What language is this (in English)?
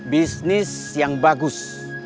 Indonesian